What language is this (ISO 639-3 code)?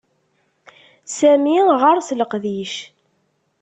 kab